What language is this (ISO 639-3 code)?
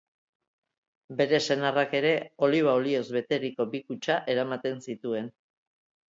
eus